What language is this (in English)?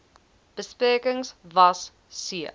Afrikaans